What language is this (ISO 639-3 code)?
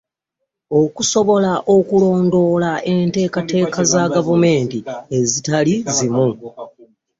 lug